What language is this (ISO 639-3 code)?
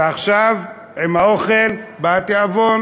heb